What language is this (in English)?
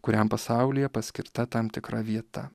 Lithuanian